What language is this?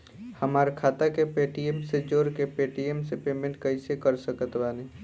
Bhojpuri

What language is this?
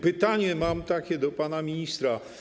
Polish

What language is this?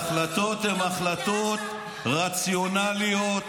Hebrew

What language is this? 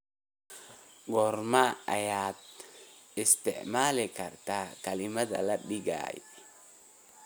Somali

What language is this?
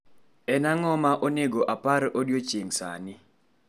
Luo (Kenya and Tanzania)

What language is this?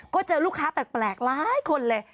Thai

